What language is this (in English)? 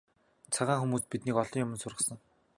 Mongolian